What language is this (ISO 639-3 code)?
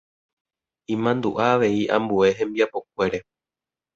grn